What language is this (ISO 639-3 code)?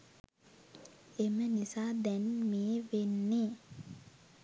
sin